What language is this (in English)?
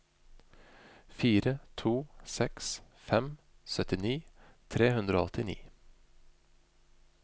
Norwegian